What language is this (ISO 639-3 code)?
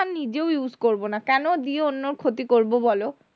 ben